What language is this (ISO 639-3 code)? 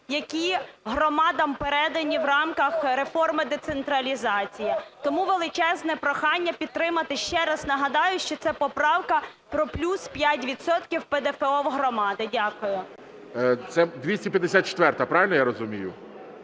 ukr